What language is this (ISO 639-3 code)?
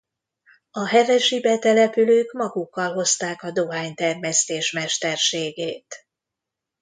hun